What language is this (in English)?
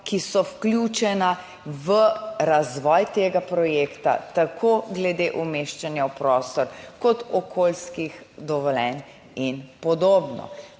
Slovenian